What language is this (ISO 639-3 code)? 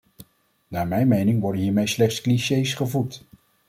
nld